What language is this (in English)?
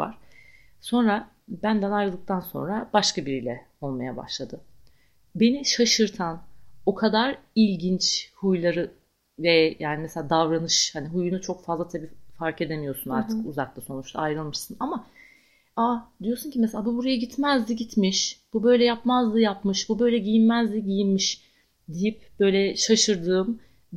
Turkish